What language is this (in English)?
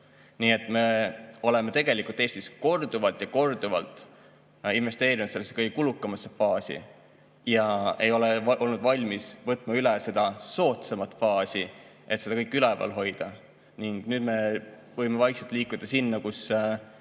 Estonian